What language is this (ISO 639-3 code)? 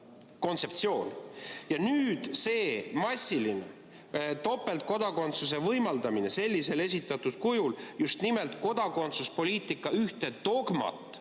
est